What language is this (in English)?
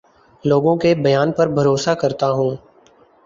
Urdu